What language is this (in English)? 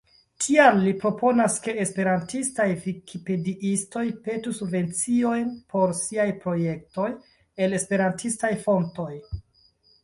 Esperanto